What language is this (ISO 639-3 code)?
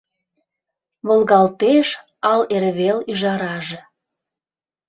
chm